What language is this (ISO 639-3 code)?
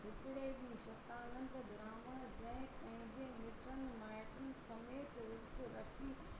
snd